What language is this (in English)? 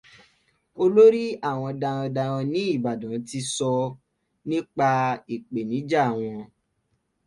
Yoruba